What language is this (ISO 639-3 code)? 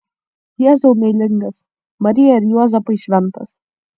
lit